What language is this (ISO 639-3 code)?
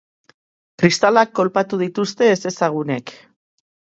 eus